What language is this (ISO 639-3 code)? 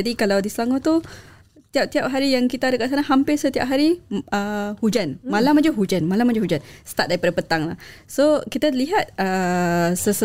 msa